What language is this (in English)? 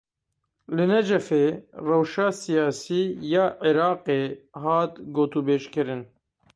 Kurdish